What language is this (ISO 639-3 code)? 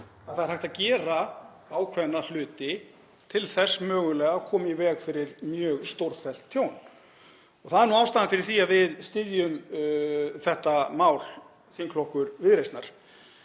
isl